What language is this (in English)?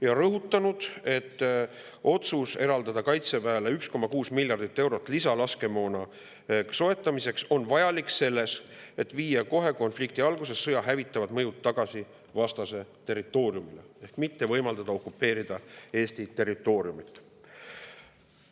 Estonian